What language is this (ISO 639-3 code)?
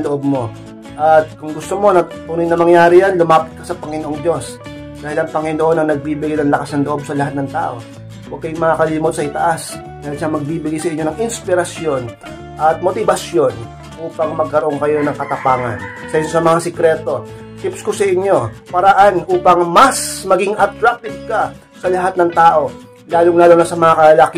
fil